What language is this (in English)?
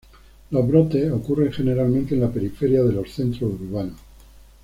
Spanish